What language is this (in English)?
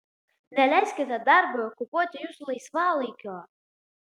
Lithuanian